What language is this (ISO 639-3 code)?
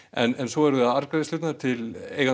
isl